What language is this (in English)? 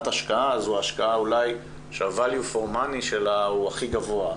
Hebrew